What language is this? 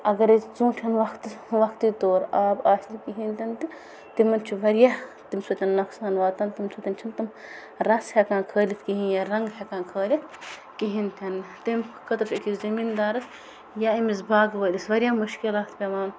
Kashmiri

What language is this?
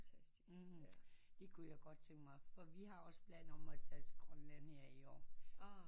Danish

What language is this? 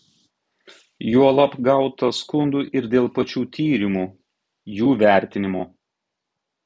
Lithuanian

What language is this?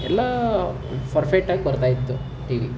Kannada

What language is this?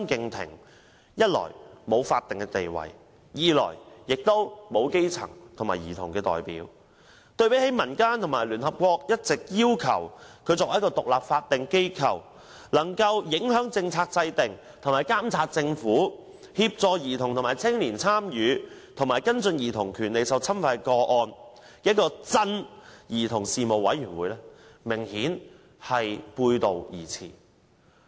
Cantonese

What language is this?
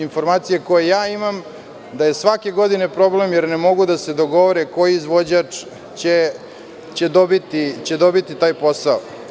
Serbian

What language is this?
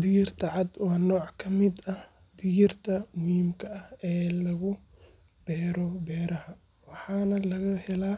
Somali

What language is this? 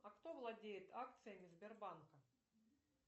Russian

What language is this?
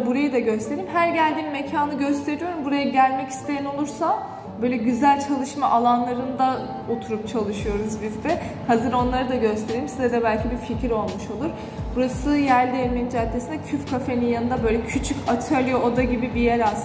Turkish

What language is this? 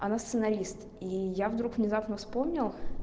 Russian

